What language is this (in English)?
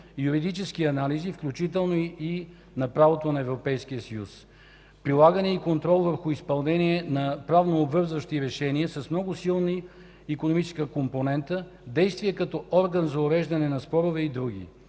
Bulgarian